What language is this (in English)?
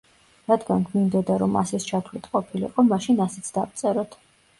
Georgian